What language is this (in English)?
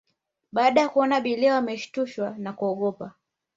Swahili